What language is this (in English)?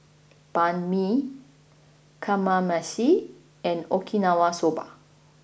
English